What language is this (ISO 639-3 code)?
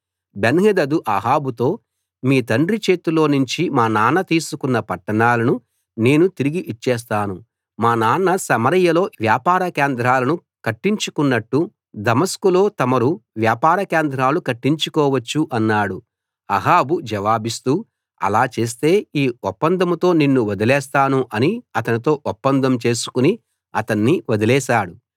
tel